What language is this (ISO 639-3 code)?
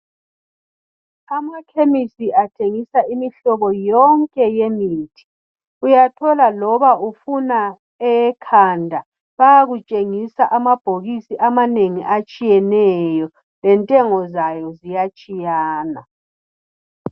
nde